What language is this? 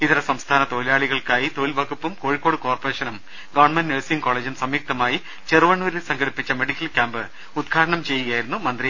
Malayalam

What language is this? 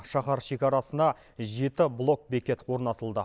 Kazakh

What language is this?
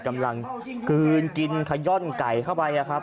Thai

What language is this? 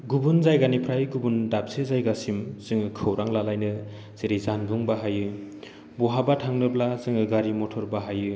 Bodo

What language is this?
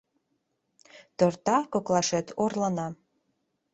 Mari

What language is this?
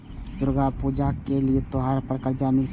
Maithili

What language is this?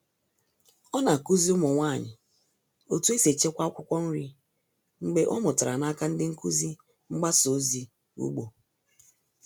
Igbo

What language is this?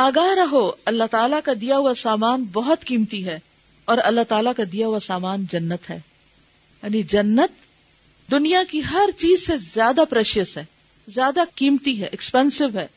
Urdu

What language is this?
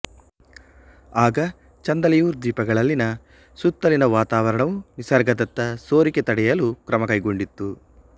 Kannada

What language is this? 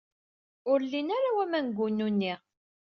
Kabyle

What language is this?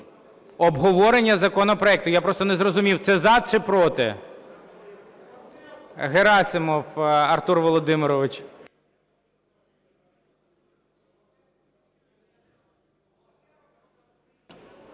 Ukrainian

